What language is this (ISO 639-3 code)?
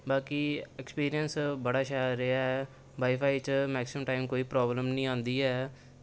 doi